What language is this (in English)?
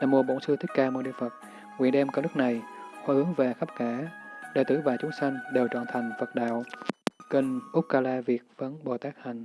Vietnamese